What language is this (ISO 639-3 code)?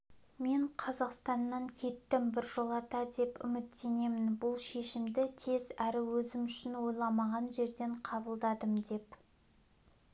kaz